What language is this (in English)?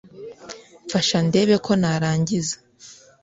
Kinyarwanda